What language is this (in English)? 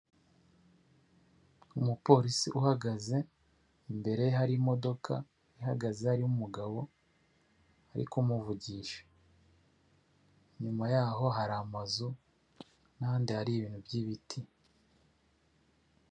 Kinyarwanda